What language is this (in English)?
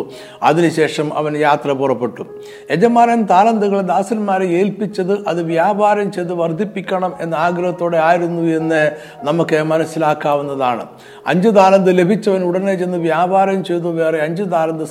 Malayalam